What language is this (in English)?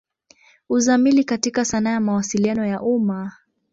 Swahili